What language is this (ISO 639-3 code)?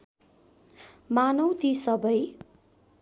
nep